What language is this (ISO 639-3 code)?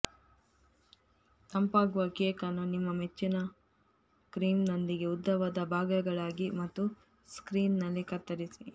kan